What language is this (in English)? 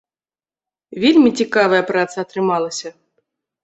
Belarusian